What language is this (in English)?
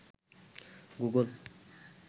Bangla